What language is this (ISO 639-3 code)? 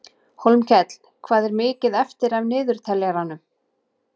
isl